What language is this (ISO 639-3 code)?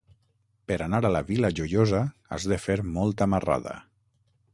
cat